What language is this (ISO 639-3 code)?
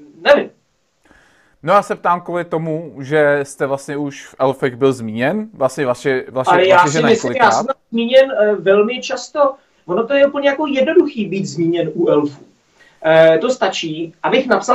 ces